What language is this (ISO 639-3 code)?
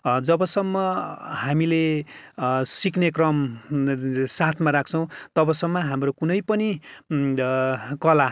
nep